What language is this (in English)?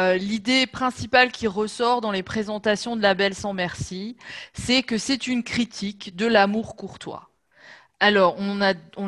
French